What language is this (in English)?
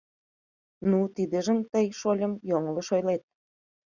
Mari